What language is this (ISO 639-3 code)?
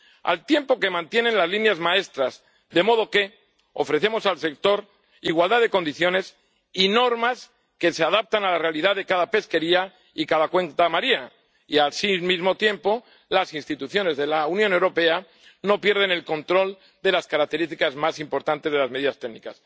spa